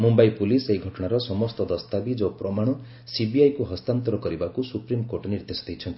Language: Odia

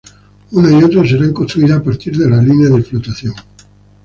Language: Spanish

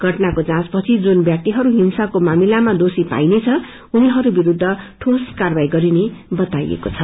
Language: Nepali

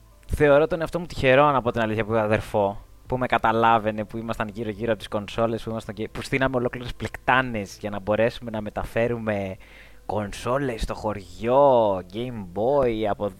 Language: Greek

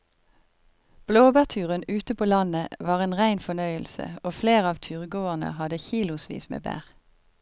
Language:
Norwegian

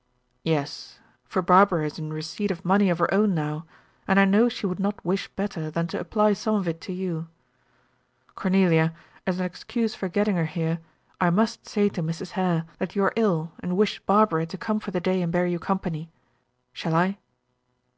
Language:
English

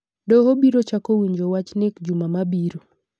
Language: Luo (Kenya and Tanzania)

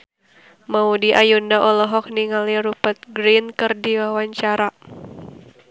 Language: Sundanese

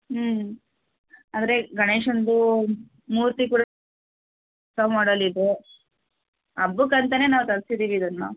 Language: Kannada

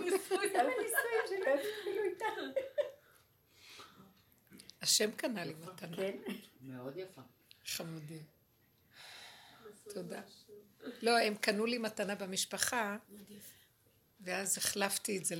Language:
Hebrew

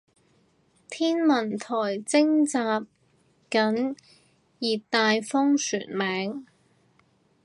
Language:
Cantonese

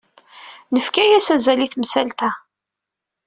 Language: Kabyle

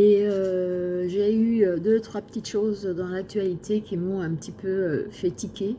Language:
French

